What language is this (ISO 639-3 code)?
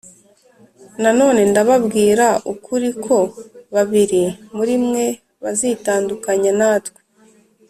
kin